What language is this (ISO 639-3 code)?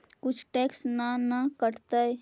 mag